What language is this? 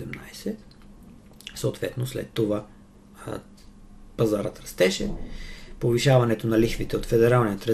Bulgarian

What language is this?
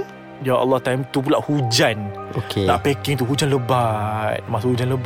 Malay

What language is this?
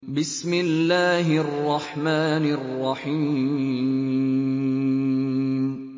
Arabic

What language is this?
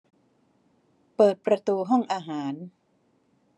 Thai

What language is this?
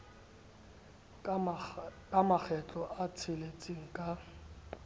Southern Sotho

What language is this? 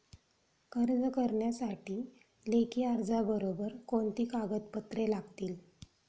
Marathi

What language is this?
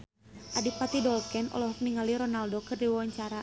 Sundanese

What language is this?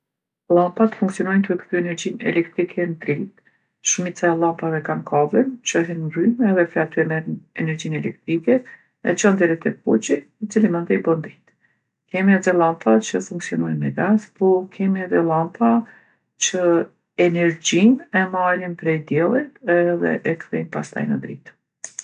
Gheg Albanian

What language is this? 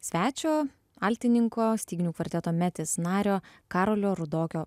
Lithuanian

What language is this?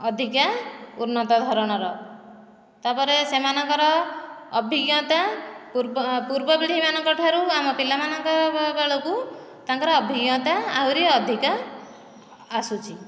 Odia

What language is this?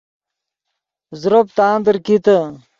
Yidgha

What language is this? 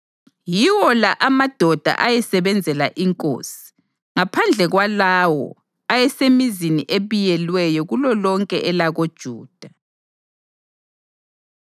North Ndebele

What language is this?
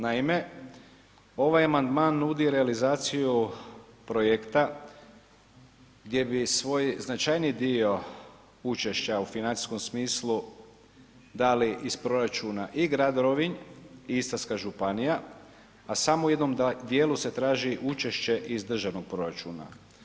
Croatian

